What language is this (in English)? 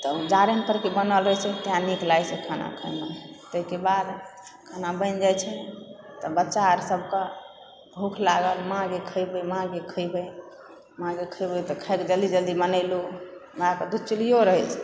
Maithili